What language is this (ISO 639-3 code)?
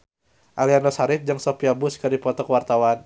sun